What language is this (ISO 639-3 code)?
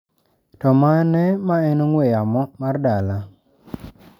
luo